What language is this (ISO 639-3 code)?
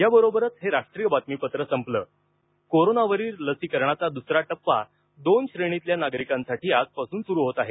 mar